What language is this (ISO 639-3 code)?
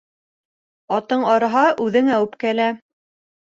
bak